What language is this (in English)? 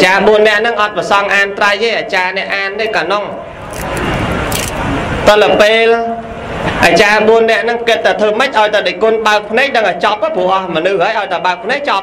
Vietnamese